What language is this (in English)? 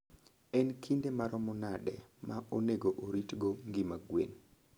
Luo (Kenya and Tanzania)